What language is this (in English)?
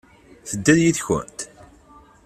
Kabyle